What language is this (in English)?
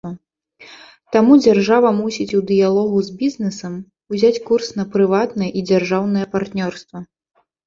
Belarusian